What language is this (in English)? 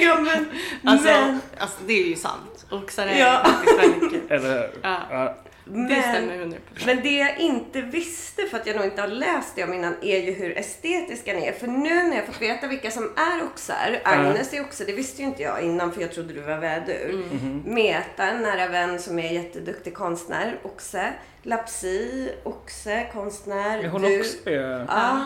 Swedish